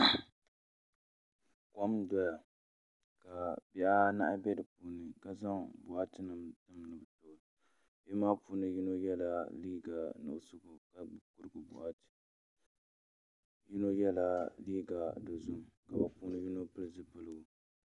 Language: Dagbani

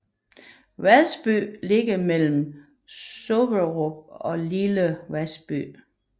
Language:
Danish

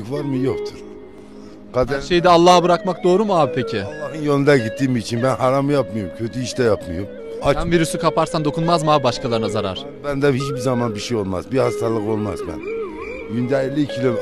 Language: Turkish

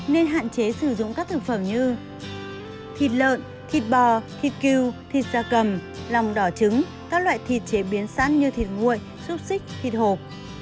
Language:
Vietnamese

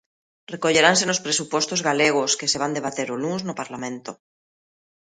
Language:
Galician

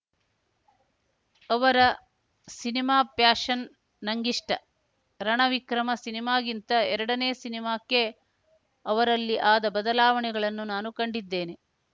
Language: Kannada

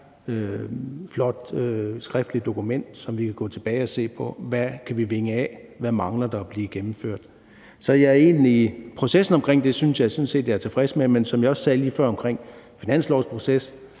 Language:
Danish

